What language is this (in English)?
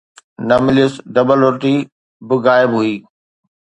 Sindhi